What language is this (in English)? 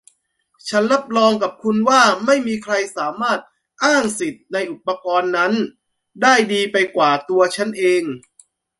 Thai